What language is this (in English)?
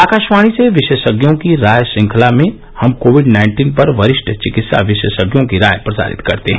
Hindi